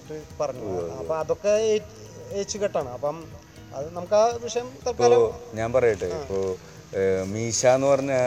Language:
Malayalam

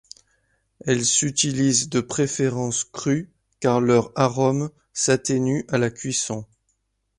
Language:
French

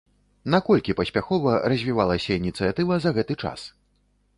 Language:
Belarusian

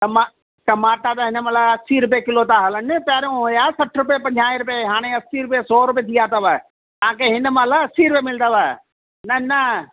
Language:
Sindhi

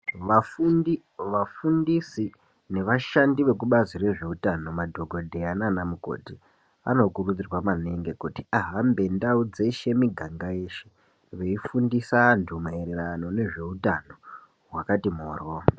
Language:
Ndau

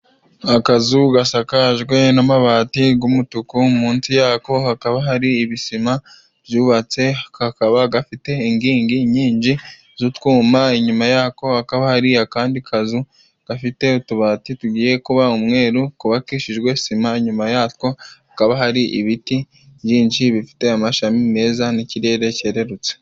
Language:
Kinyarwanda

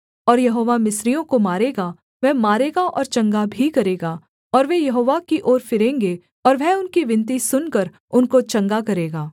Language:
Hindi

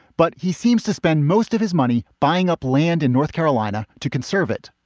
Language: English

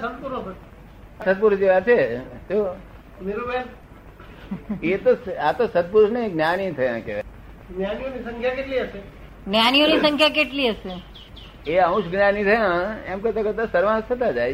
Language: Gujarati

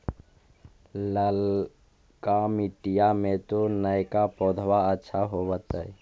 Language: Magahi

